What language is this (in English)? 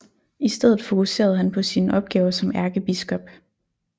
Danish